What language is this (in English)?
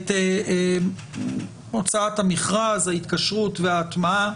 Hebrew